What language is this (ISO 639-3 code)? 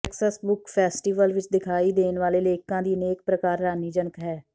pan